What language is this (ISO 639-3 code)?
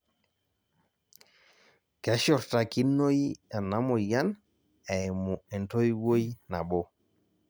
mas